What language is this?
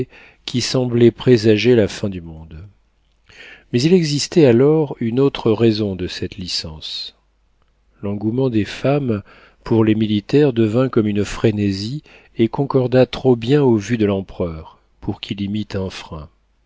French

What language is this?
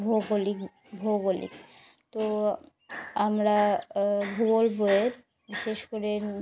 Bangla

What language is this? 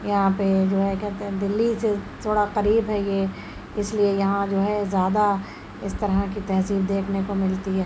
Urdu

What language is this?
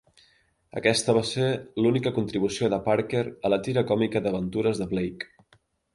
Catalan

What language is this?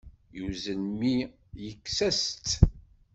Kabyle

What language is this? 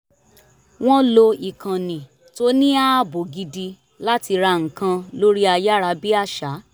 Yoruba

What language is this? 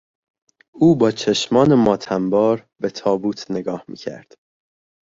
Persian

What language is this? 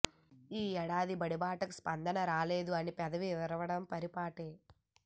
Telugu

